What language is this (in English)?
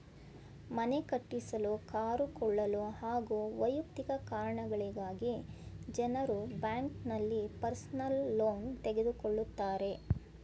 Kannada